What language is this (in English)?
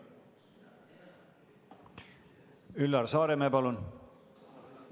Estonian